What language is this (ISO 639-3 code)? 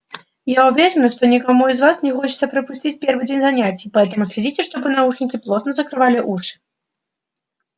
rus